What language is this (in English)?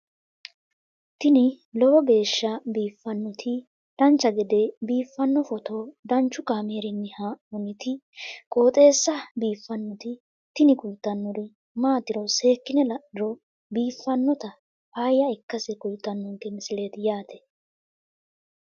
Sidamo